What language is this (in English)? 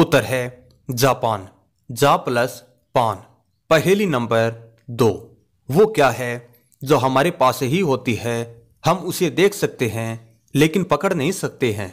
Hindi